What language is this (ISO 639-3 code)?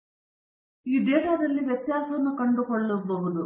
kan